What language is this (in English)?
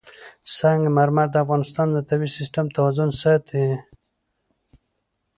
Pashto